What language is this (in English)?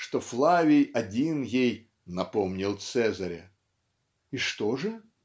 Russian